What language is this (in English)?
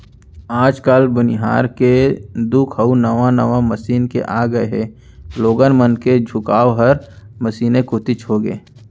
Chhattisgarhi